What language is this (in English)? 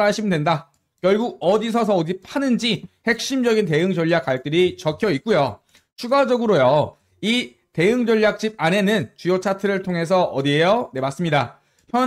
Korean